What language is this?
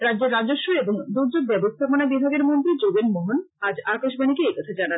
Bangla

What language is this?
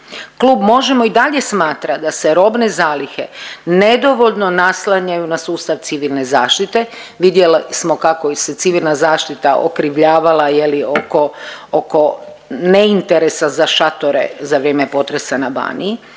Croatian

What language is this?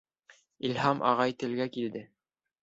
Bashkir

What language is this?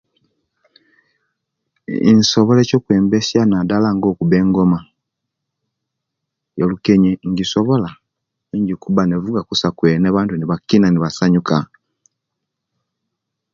Kenyi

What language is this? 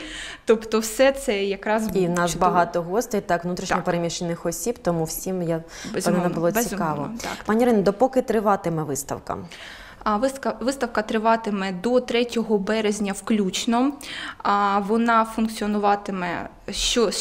Ukrainian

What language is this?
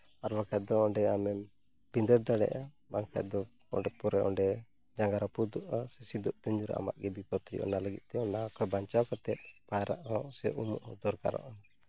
Santali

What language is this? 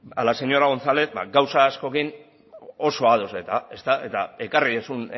Basque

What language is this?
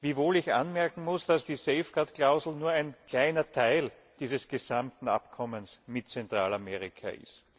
German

